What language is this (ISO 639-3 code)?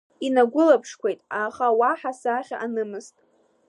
abk